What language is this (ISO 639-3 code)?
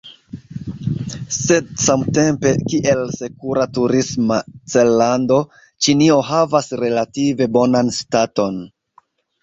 epo